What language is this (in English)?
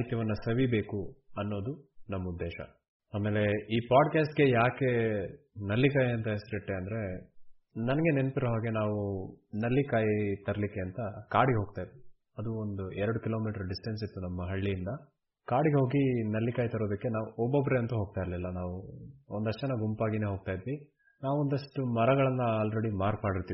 Kannada